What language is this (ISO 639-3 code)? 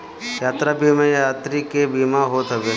bho